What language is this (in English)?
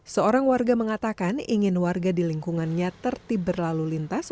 Indonesian